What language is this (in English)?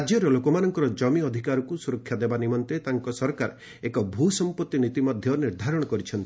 Odia